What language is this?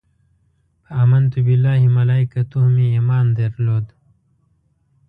Pashto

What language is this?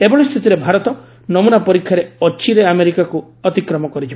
Odia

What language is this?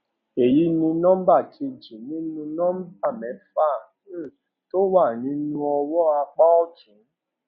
Yoruba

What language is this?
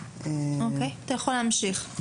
Hebrew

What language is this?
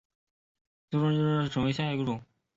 Chinese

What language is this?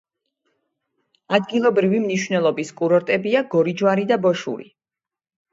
Georgian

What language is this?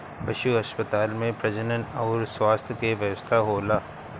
Bhojpuri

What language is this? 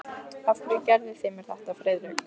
Icelandic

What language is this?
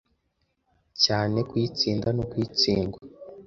Kinyarwanda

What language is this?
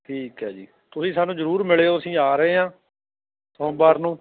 Punjabi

